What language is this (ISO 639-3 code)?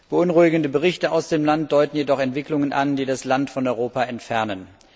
deu